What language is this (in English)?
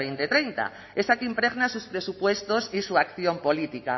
Spanish